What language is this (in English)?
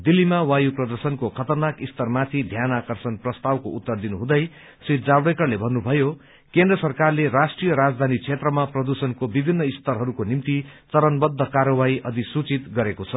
Nepali